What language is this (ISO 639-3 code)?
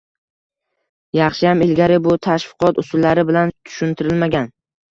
uzb